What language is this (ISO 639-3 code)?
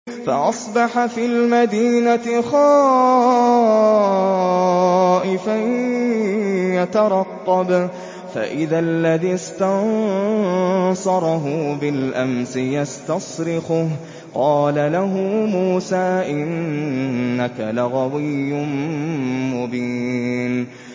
ara